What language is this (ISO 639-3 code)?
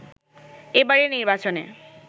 ben